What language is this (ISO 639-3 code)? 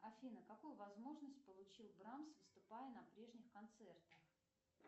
rus